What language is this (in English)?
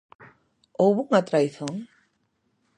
Galician